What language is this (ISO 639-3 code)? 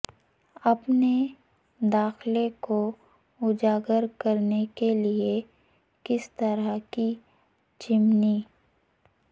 urd